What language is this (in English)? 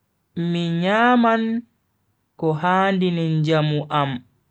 Bagirmi Fulfulde